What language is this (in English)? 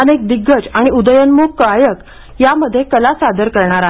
Marathi